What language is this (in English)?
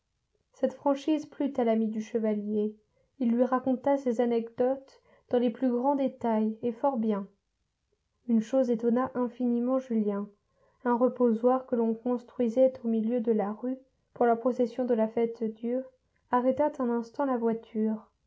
French